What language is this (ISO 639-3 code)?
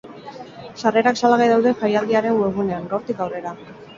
eus